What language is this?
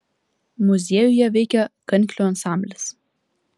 Lithuanian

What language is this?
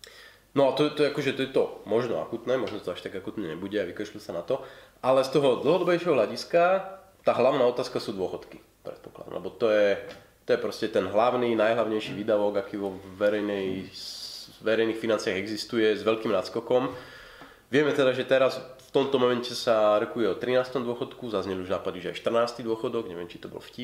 Slovak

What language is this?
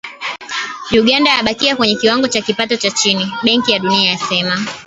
Swahili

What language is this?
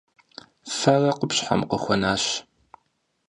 Kabardian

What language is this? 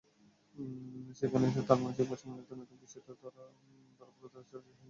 Bangla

